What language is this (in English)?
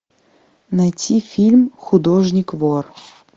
Russian